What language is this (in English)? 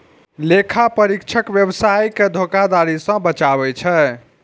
Maithili